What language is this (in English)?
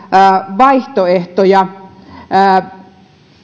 Finnish